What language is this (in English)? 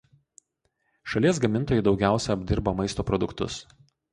Lithuanian